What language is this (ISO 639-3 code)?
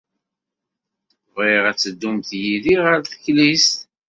kab